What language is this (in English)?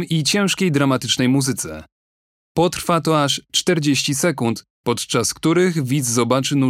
Polish